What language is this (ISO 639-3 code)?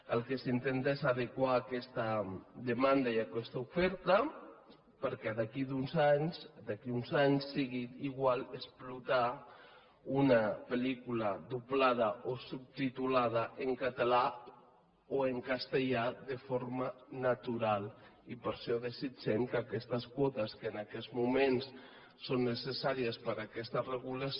cat